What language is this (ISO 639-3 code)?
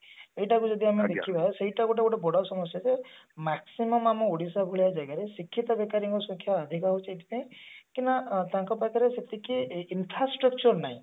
ori